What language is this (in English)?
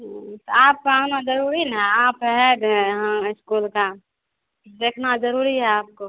Hindi